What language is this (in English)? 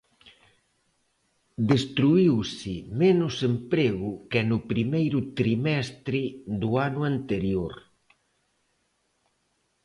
Galician